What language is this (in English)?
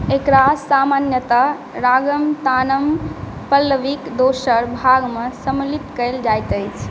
Maithili